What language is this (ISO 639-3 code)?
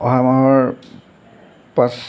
asm